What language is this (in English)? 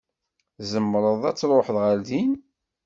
Kabyle